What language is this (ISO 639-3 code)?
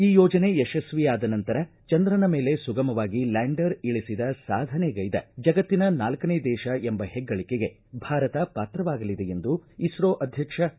kan